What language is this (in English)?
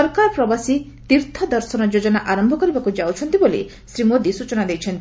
Odia